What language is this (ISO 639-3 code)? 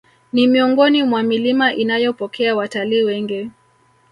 swa